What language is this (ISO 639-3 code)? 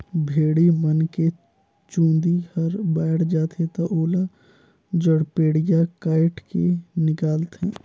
hne